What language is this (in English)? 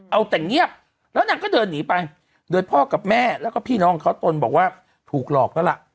Thai